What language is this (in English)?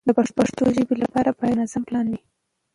Pashto